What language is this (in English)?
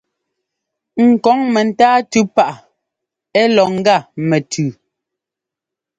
Ngomba